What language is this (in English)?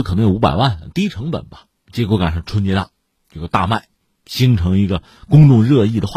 Chinese